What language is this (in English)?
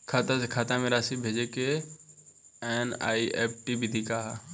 Bhojpuri